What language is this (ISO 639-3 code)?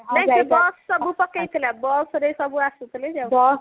ori